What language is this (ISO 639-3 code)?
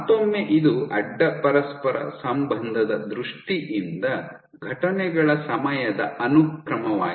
kan